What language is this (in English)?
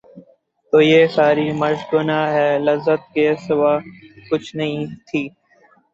Urdu